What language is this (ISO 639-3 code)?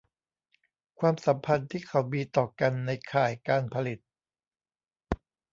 tha